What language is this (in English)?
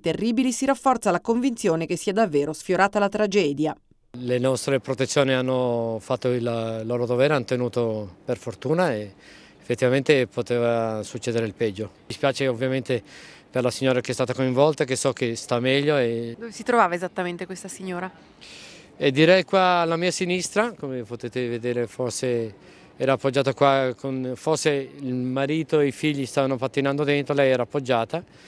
Italian